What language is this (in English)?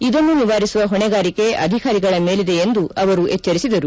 Kannada